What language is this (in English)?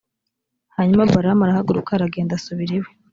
Kinyarwanda